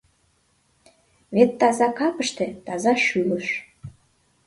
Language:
Mari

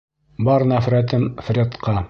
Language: Bashkir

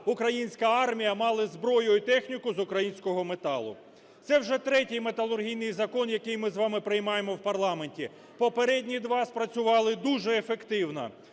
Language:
Ukrainian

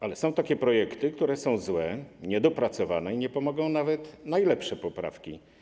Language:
Polish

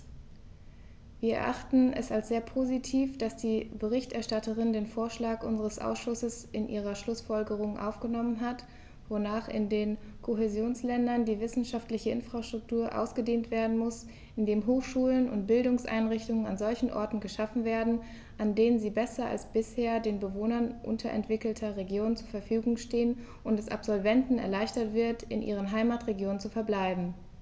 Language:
German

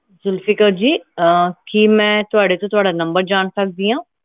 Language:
Punjabi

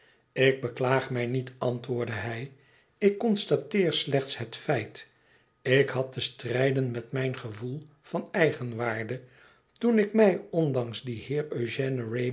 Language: Dutch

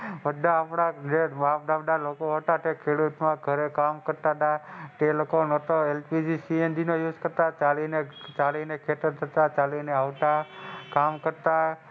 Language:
Gujarati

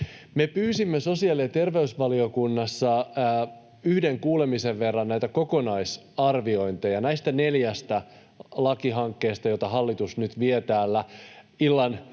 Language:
Finnish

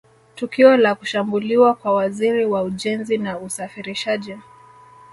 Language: Swahili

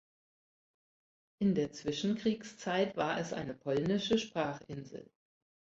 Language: German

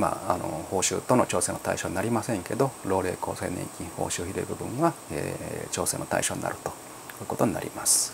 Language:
Japanese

